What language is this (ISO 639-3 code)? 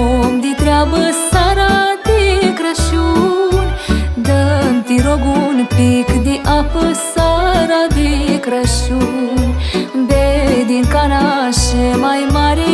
ron